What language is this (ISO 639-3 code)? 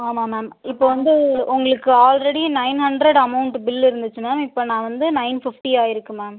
tam